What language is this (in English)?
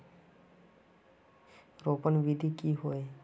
Magahi